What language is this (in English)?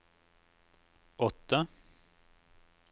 Norwegian